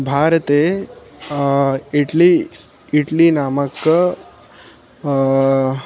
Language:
Sanskrit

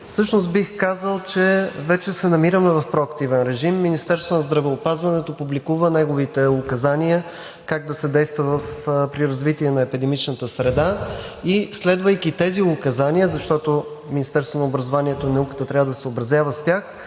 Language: Bulgarian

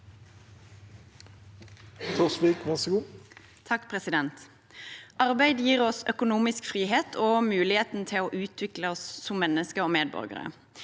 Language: Norwegian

